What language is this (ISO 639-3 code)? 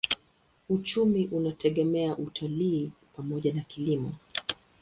swa